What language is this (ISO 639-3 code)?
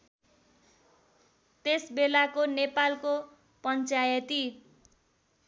nep